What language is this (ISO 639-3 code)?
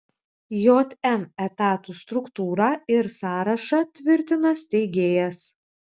lit